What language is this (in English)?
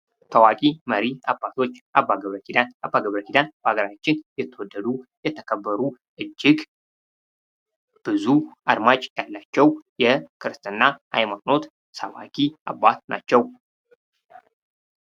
Amharic